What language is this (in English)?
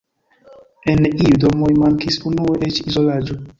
Esperanto